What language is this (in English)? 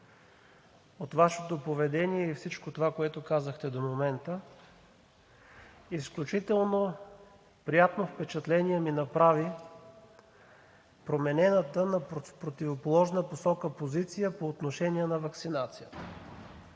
Bulgarian